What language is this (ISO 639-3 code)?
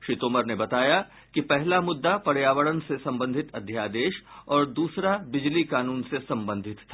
hin